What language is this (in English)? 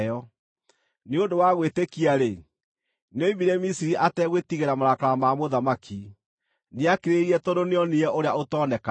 Kikuyu